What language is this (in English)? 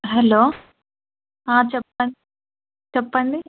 Telugu